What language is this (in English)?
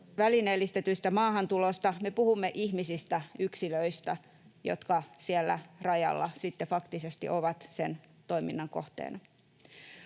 Finnish